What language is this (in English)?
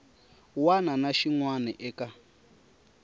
Tsonga